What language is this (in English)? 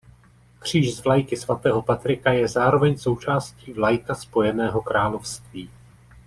Czech